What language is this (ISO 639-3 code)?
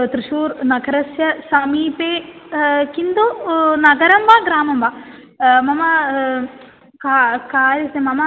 san